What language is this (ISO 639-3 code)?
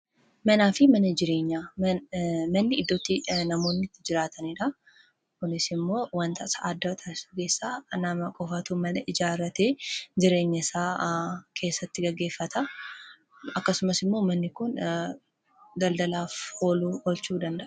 orm